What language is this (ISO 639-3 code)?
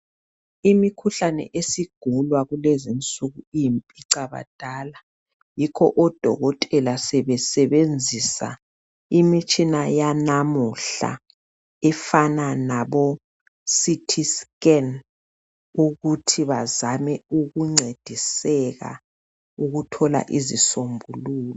nde